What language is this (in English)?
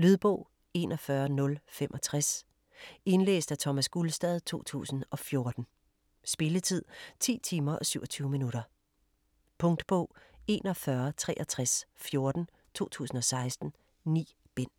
Danish